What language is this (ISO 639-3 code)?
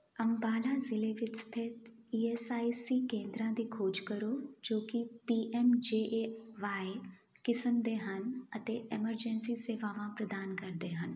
pan